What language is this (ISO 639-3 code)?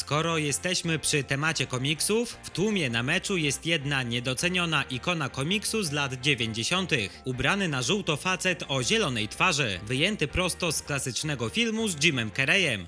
pol